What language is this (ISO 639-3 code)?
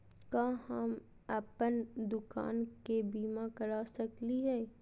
mag